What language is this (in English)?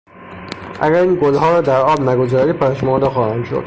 Persian